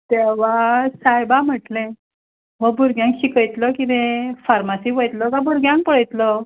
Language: Konkani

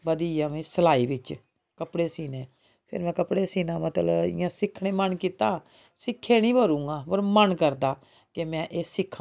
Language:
Dogri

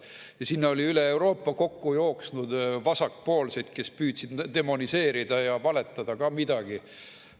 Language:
Estonian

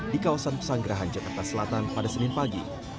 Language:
Indonesian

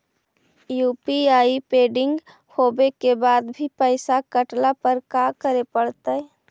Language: Magahi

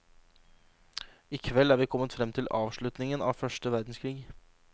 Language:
Norwegian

